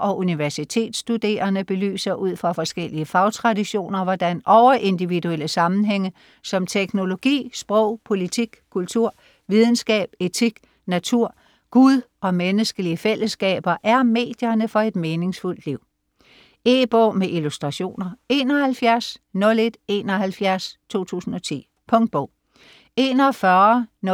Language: Danish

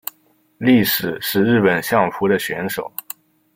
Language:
Chinese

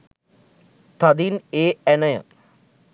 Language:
Sinhala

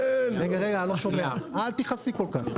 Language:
Hebrew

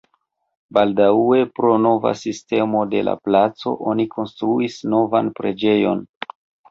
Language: Esperanto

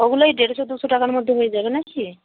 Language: Bangla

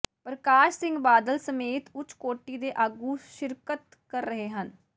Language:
Punjabi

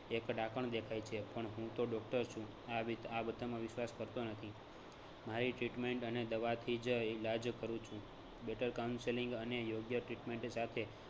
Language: Gujarati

